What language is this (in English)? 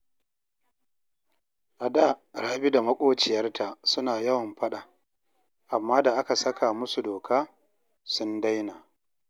Hausa